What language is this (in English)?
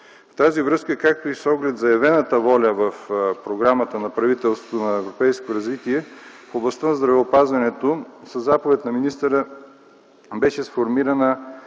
Bulgarian